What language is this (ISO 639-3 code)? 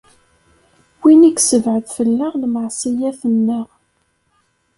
kab